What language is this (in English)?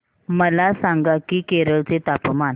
Marathi